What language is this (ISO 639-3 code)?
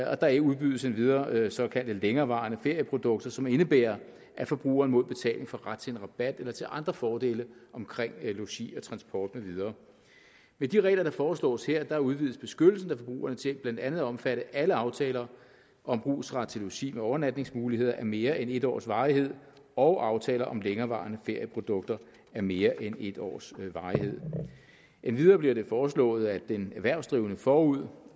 dan